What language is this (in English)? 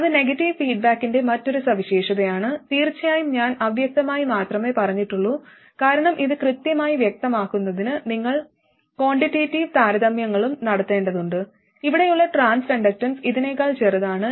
Malayalam